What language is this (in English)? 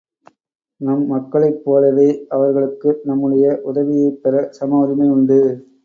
Tamil